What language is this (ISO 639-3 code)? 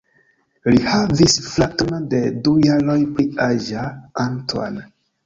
epo